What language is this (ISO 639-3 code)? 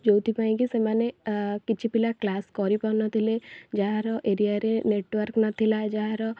ori